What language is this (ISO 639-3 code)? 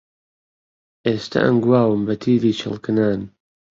ckb